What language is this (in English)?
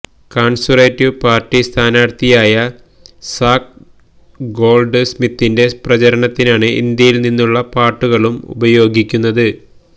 Malayalam